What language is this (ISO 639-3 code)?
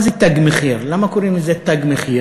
heb